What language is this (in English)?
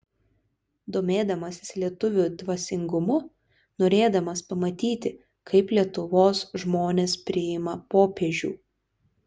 Lithuanian